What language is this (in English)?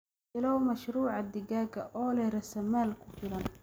Somali